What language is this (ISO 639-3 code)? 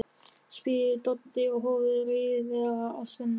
isl